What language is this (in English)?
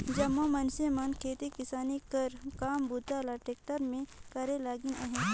Chhattisgarhi